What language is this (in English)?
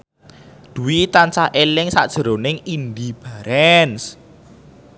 Javanese